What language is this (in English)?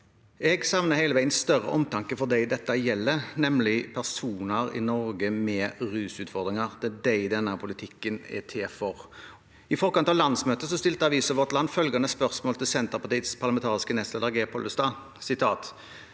Norwegian